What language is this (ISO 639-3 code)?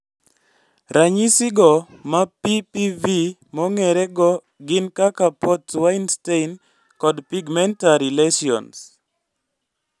luo